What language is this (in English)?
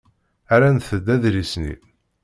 Kabyle